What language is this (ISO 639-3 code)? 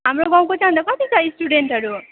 nep